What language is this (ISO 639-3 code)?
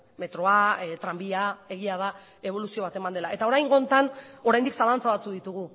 eus